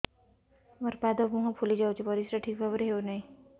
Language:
Odia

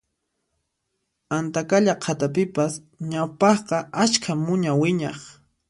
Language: Puno Quechua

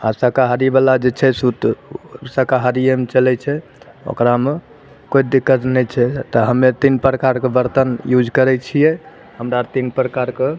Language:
Maithili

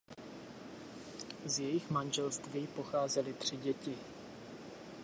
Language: Czech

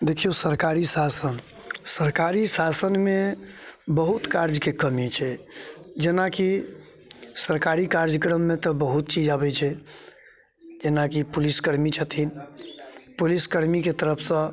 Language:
Maithili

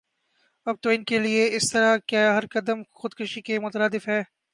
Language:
Urdu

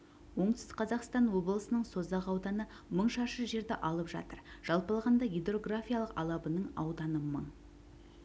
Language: Kazakh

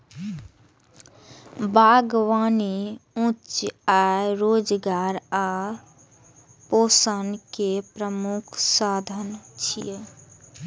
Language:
Maithili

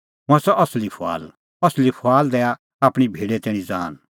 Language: Kullu Pahari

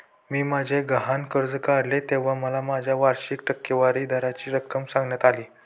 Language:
Marathi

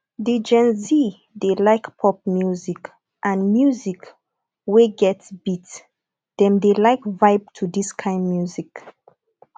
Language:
Nigerian Pidgin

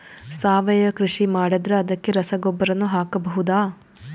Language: Kannada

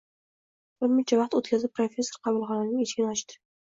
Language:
Uzbek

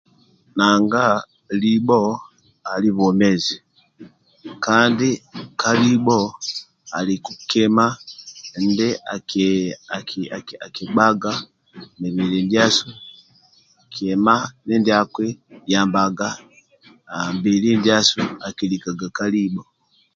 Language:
Amba (Uganda)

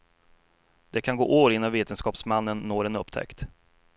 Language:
Swedish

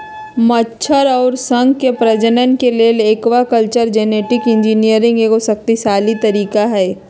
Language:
Magahi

